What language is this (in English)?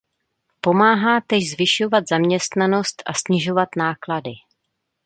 Czech